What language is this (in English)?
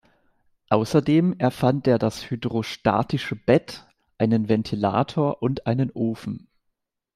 German